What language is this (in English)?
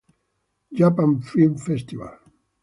Italian